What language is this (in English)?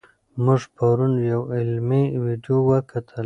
Pashto